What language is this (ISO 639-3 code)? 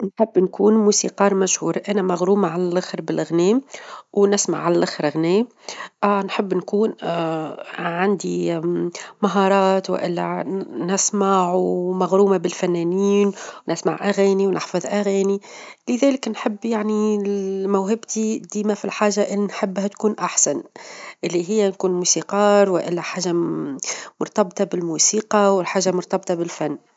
aeb